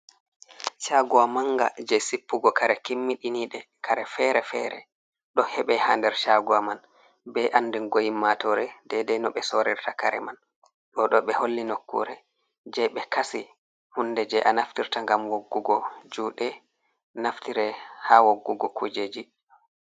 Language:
Fula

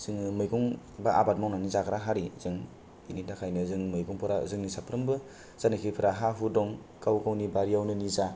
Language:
Bodo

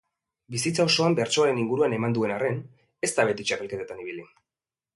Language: Basque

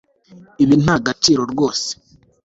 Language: Kinyarwanda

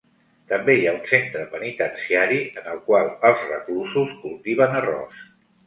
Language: Catalan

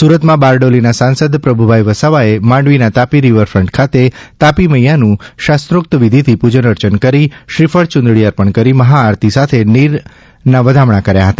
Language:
Gujarati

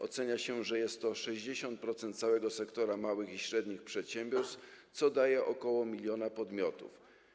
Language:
Polish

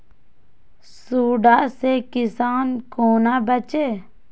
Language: Maithili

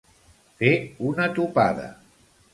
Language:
Catalan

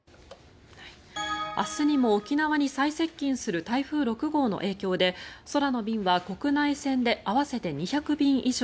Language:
Japanese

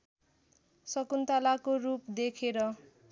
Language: Nepali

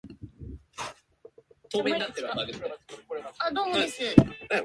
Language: Japanese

